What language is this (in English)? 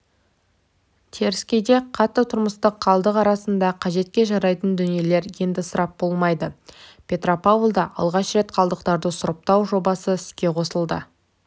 Kazakh